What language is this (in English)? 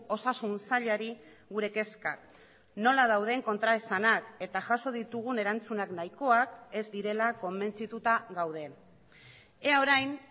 Basque